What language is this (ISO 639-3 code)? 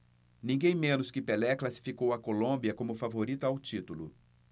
por